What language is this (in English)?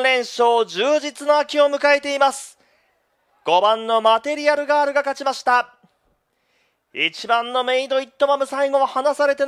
Japanese